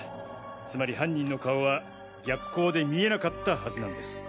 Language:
Japanese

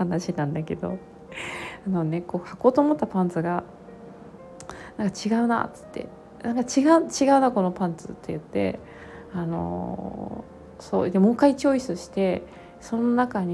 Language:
Japanese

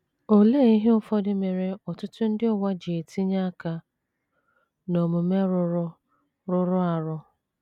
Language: Igbo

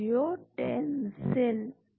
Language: Hindi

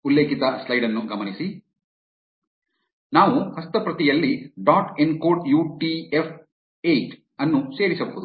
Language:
Kannada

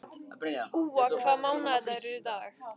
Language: Icelandic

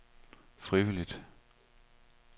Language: Danish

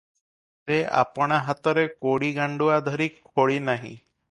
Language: Odia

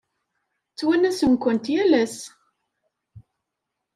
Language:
Kabyle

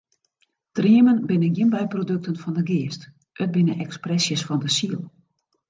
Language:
Western Frisian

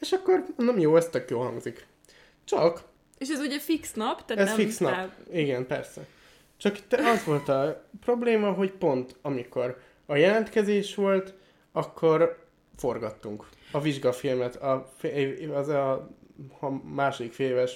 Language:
Hungarian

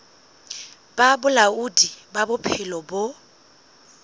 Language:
Southern Sotho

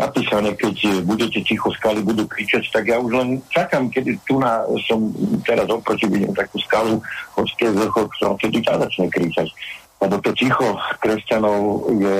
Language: Slovak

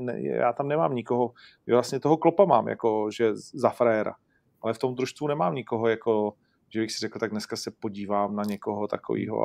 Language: Czech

